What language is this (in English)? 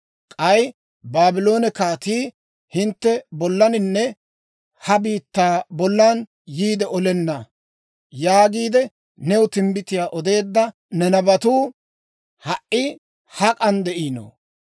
Dawro